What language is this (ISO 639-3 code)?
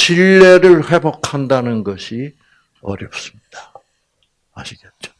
kor